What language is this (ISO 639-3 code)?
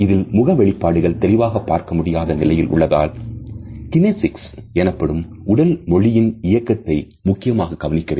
tam